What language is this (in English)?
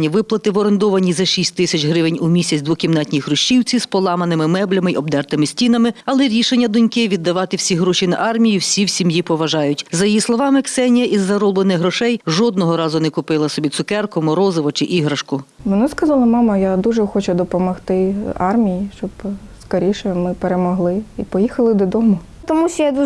Ukrainian